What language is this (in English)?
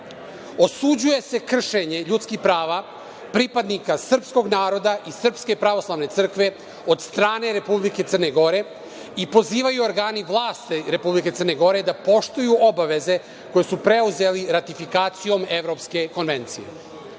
Serbian